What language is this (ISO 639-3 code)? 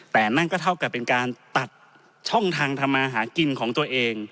tha